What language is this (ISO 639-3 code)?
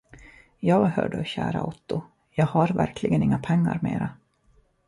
swe